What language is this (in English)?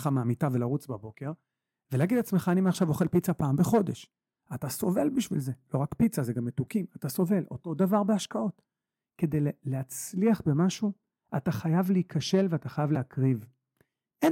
Hebrew